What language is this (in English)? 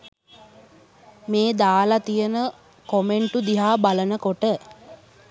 Sinhala